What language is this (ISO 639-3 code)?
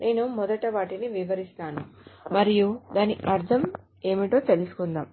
tel